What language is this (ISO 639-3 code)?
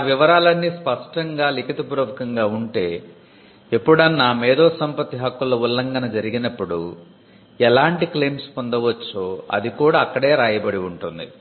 tel